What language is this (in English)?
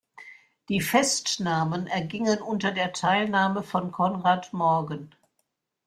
German